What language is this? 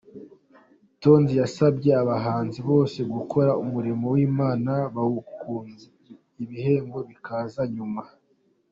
Kinyarwanda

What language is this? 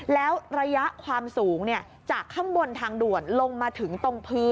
Thai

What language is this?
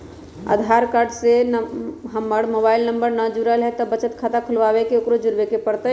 Magahi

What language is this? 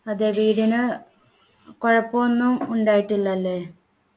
Malayalam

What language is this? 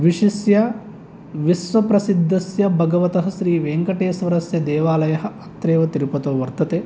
Sanskrit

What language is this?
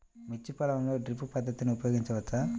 Telugu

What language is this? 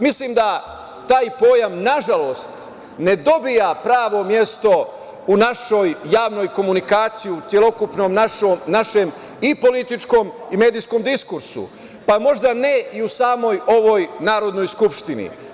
Serbian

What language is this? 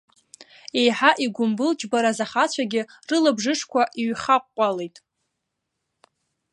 Abkhazian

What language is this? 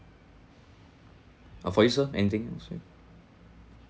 English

